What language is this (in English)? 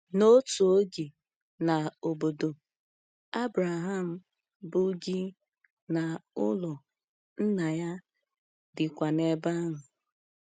Igbo